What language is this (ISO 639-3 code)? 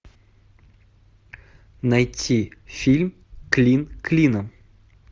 rus